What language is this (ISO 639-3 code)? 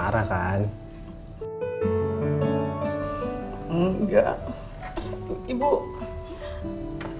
ind